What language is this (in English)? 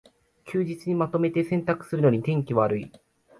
Japanese